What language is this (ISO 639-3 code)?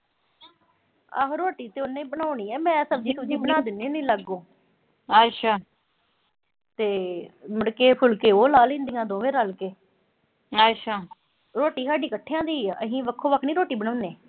pan